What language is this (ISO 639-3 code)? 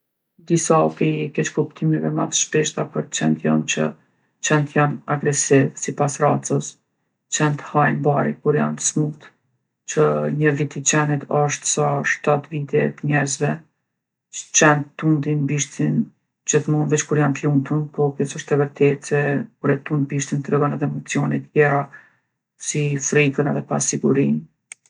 aln